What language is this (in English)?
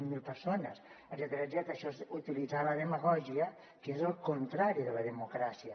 Catalan